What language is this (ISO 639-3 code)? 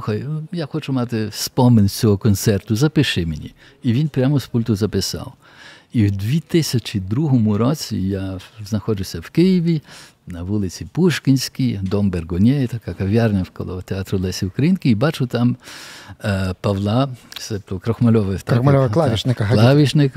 ukr